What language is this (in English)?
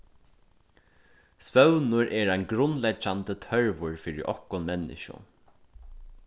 Faroese